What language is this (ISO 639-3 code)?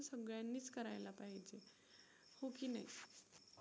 mar